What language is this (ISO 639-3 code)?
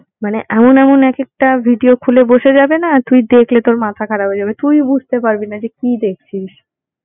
ben